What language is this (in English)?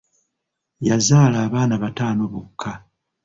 Ganda